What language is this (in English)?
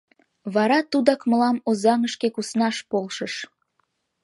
Mari